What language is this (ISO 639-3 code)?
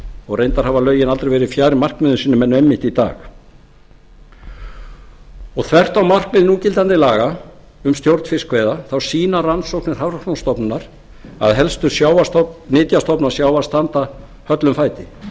isl